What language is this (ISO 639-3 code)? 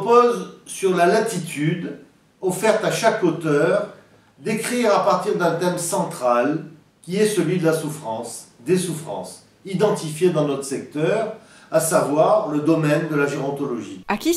fra